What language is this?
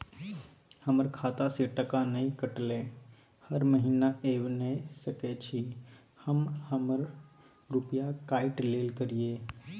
Maithili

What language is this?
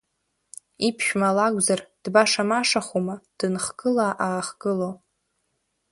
Abkhazian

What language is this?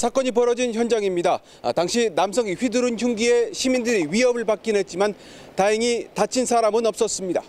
Korean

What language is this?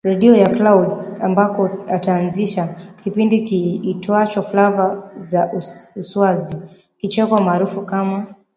Swahili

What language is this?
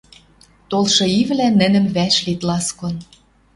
Western Mari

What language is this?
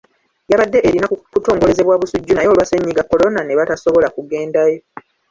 Ganda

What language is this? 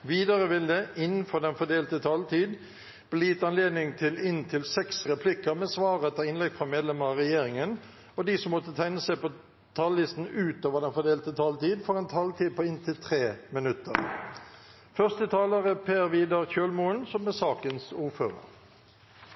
Norwegian Bokmål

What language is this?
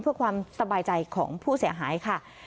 Thai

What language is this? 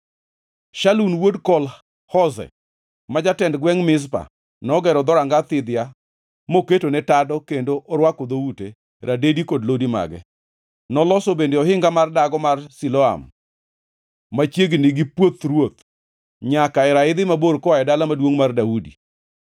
Luo (Kenya and Tanzania)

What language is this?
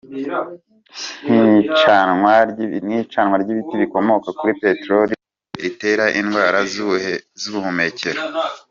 Kinyarwanda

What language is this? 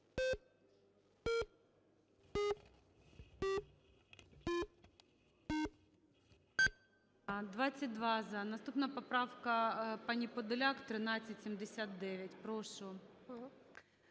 Ukrainian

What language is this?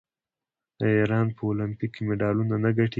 Pashto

